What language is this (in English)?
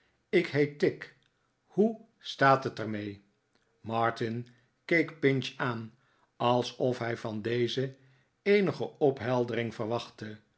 Dutch